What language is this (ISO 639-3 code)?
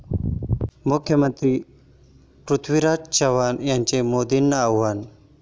mar